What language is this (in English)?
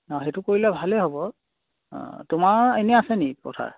Assamese